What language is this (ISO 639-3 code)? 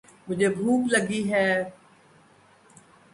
urd